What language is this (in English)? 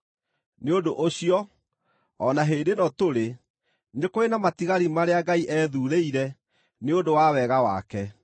Kikuyu